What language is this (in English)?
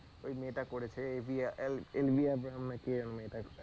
Bangla